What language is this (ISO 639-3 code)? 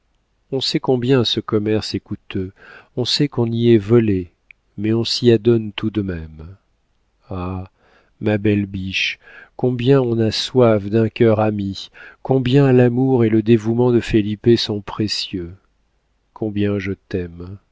fra